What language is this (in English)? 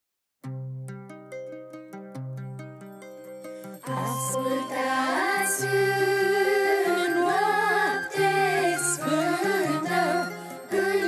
Romanian